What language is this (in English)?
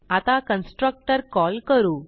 Marathi